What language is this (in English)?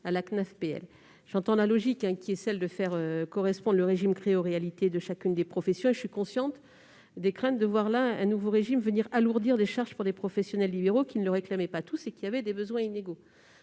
French